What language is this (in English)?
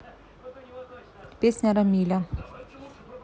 Russian